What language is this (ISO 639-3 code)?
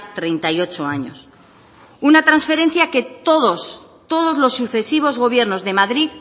spa